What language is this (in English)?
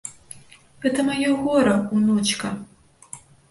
Belarusian